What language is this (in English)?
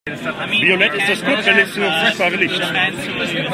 German